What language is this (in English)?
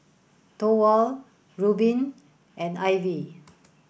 English